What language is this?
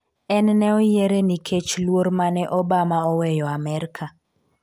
Luo (Kenya and Tanzania)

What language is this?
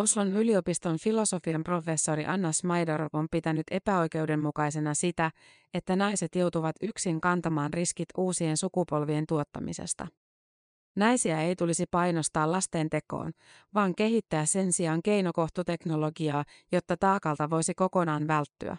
Finnish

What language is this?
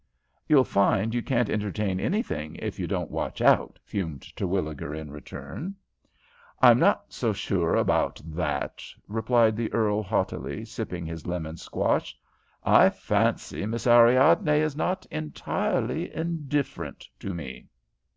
English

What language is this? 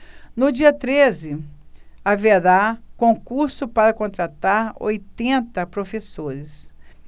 Portuguese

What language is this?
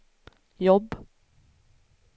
Swedish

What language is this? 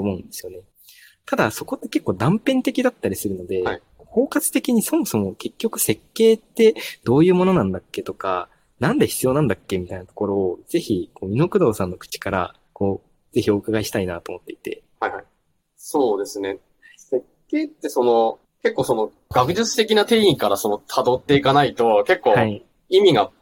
Japanese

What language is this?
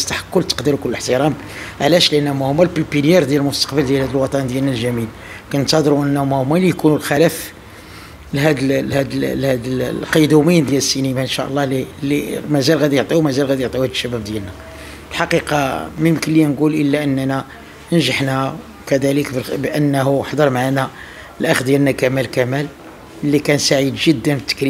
Arabic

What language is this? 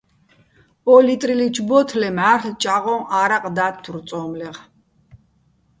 Bats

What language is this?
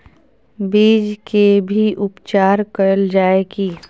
Maithili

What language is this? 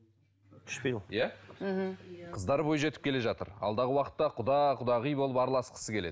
Kazakh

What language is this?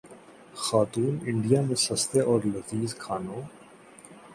Urdu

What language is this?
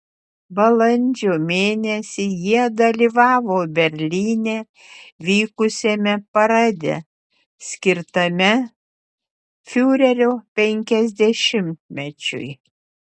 Lithuanian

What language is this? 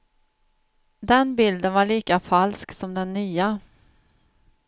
Swedish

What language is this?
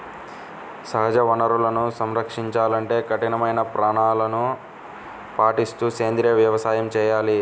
Telugu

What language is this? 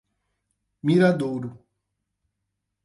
Portuguese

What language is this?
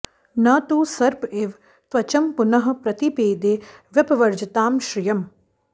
Sanskrit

